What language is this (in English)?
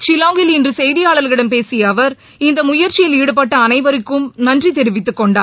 Tamil